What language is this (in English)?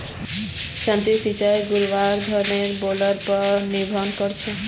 Magahi